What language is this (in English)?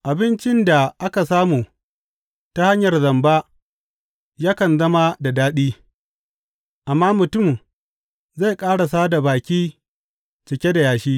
Hausa